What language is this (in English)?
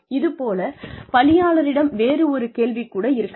Tamil